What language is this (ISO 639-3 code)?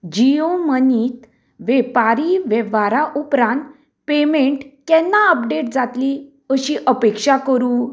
kok